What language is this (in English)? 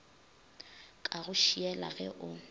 Northern Sotho